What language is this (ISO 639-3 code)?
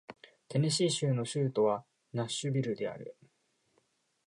jpn